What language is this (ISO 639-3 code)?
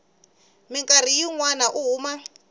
tso